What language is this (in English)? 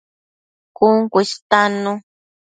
Matsés